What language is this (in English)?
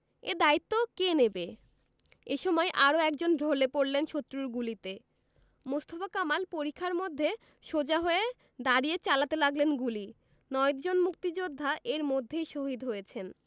Bangla